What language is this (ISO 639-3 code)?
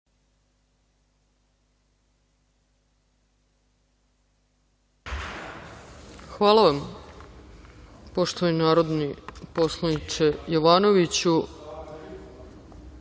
srp